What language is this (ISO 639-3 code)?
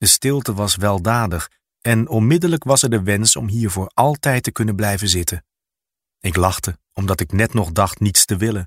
nld